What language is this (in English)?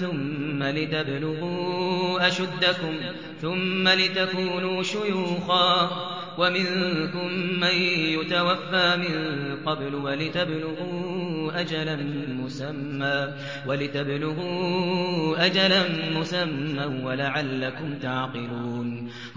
Arabic